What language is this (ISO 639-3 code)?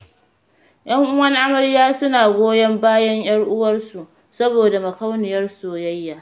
hau